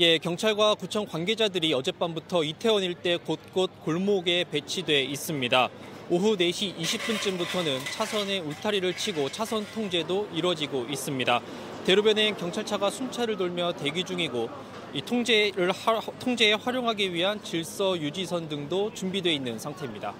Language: Korean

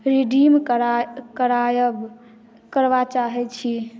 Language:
Maithili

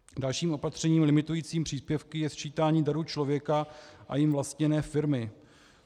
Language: Czech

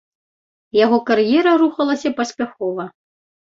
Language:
Belarusian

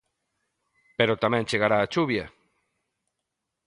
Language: Galician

